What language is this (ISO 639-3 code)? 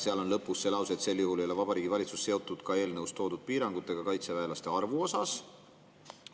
est